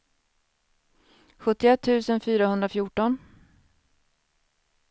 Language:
Swedish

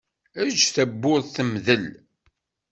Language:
Kabyle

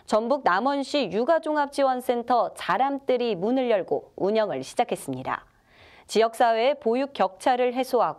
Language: Korean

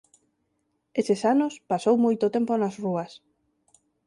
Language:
Galician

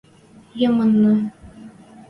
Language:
Western Mari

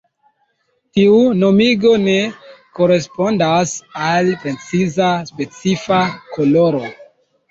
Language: Esperanto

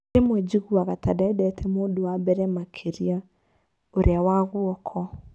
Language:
Kikuyu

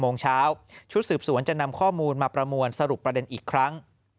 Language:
Thai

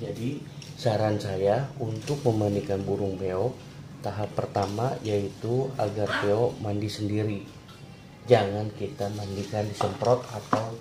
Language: Indonesian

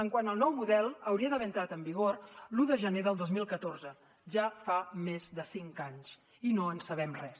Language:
Catalan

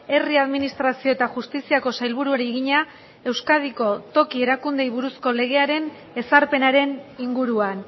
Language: Basque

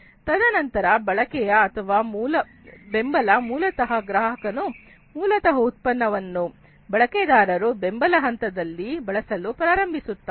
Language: Kannada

